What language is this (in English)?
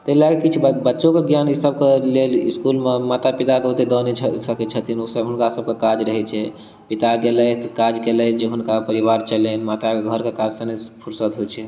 Maithili